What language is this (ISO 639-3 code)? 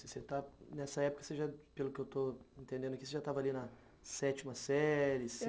por